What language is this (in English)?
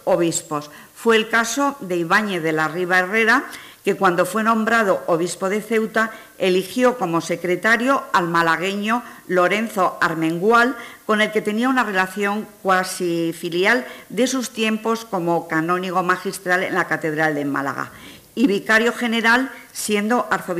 Spanish